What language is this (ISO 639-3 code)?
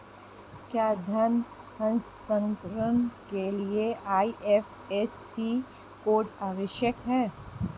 hin